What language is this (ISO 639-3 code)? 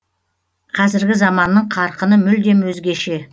kaz